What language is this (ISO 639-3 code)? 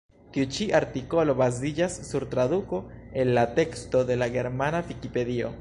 epo